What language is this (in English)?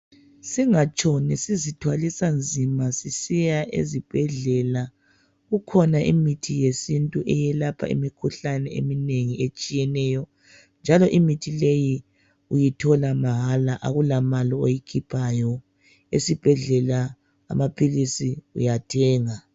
North Ndebele